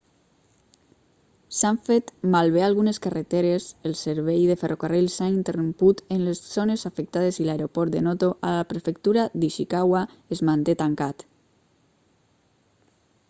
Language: Catalan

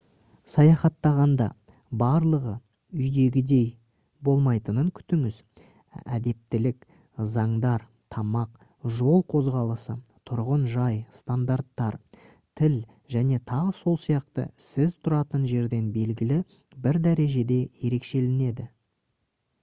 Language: Kazakh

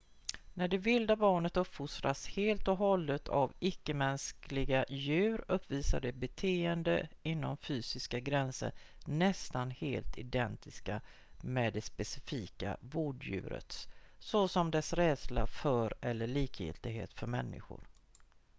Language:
Swedish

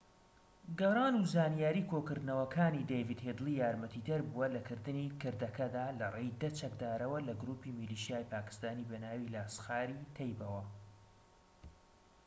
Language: Central Kurdish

